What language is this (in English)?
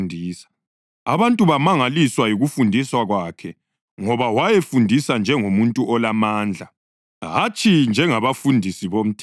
North Ndebele